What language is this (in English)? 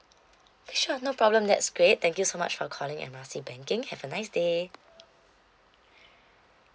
English